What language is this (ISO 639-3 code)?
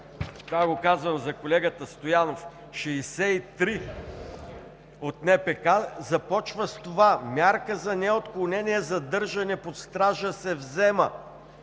bul